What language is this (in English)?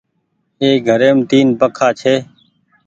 Goaria